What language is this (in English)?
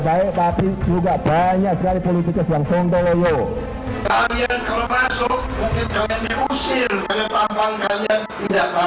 Indonesian